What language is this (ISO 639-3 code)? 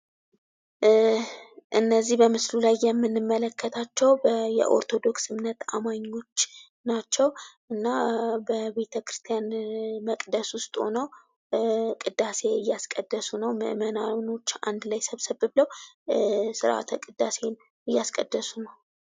amh